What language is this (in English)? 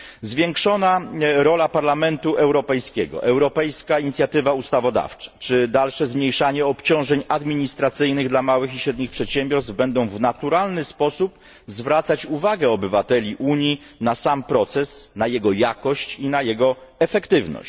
Polish